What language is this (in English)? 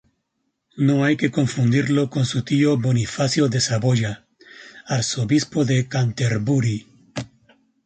Spanish